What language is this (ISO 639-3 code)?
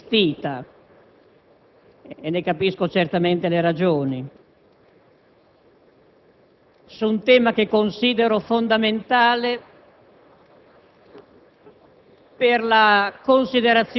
ita